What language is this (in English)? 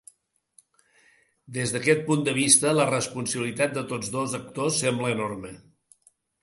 Catalan